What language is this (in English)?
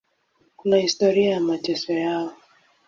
Swahili